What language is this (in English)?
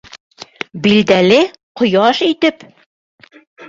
Bashkir